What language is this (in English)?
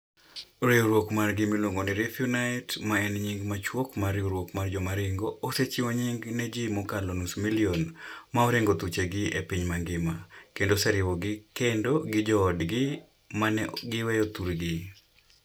Luo (Kenya and Tanzania)